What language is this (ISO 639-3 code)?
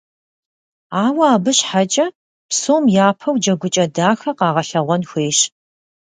kbd